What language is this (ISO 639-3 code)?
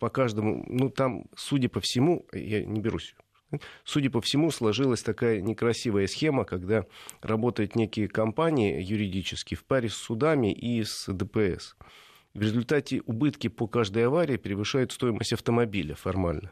rus